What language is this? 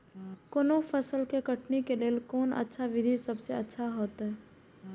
Maithili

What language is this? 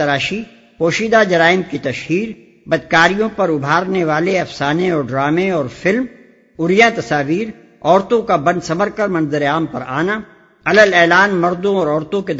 Urdu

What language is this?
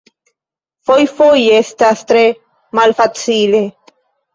Esperanto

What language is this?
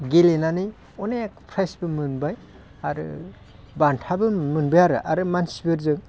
Bodo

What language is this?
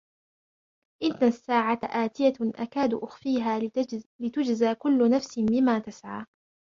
Arabic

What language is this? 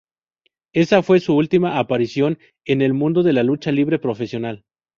Spanish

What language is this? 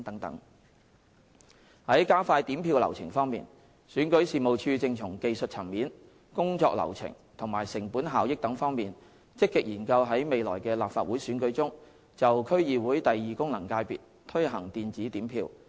Cantonese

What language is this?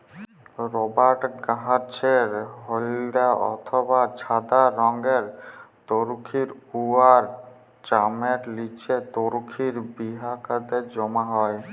Bangla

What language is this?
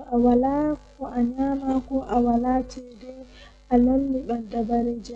Western Niger Fulfulde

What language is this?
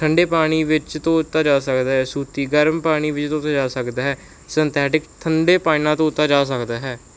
Punjabi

